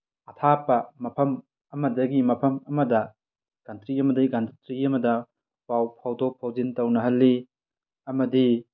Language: Manipuri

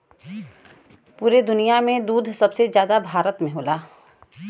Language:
Bhojpuri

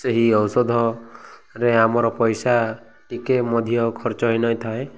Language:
Odia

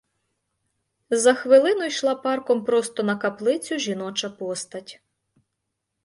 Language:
Ukrainian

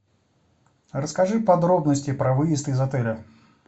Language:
Russian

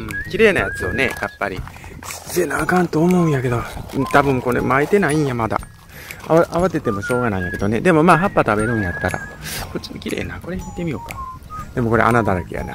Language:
Japanese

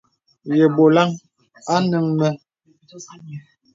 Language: Bebele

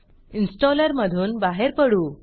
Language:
Marathi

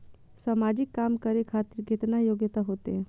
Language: Maithili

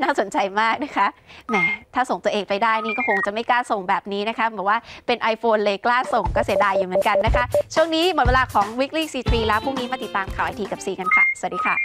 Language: Thai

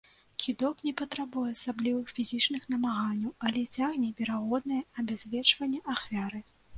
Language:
Belarusian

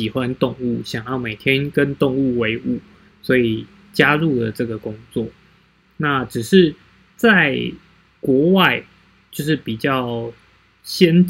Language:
Chinese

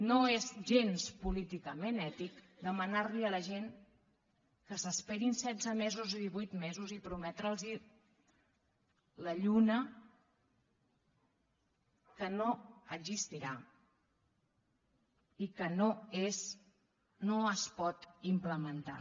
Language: Catalan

